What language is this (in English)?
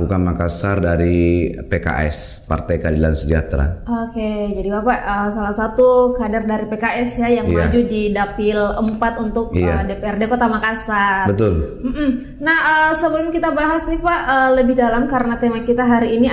Indonesian